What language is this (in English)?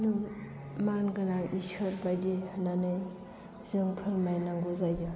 Bodo